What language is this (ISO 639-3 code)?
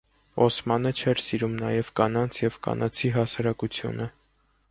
hye